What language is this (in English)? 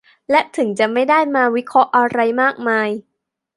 Thai